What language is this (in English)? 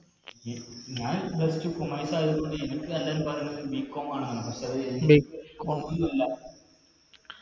Malayalam